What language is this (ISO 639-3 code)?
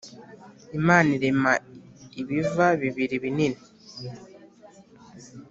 kin